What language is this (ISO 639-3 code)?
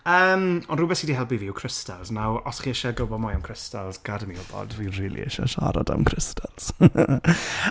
cym